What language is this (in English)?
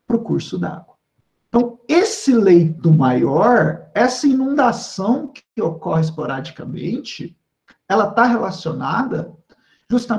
Portuguese